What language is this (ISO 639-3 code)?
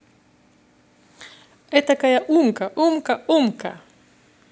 rus